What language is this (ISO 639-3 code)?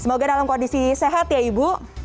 ind